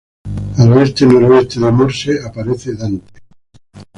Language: Spanish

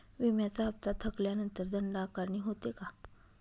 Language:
Marathi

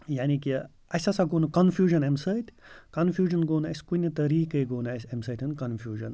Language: Kashmiri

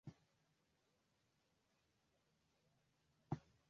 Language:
Swahili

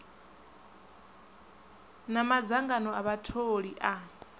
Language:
Venda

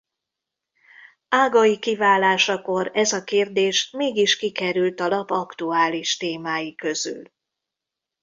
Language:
Hungarian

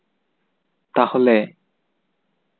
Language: Santali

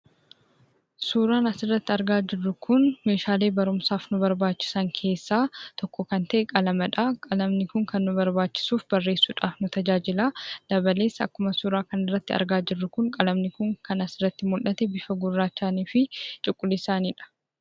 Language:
Oromo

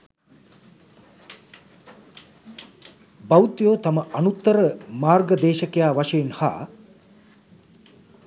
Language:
Sinhala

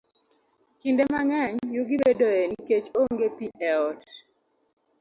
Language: Luo (Kenya and Tanzania)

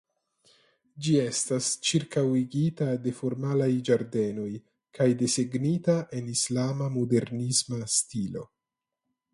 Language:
Esperanto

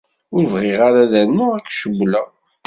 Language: Kabyle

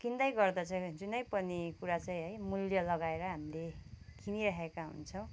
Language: Nepali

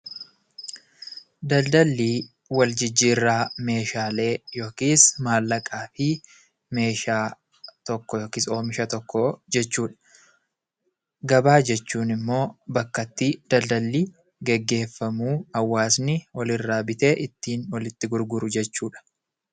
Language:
Oromo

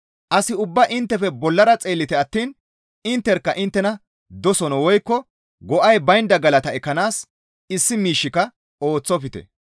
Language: Gamo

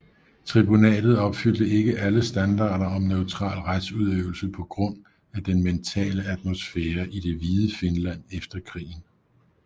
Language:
Danish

